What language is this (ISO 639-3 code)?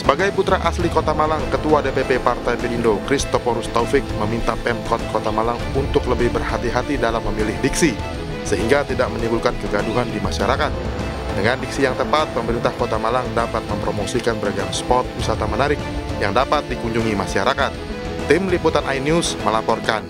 ind